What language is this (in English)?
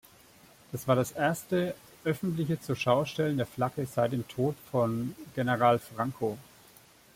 German